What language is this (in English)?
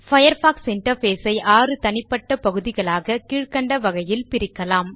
Tamil